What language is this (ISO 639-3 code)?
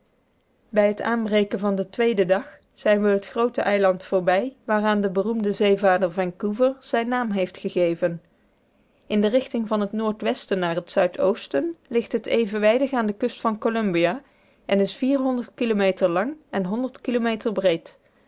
nld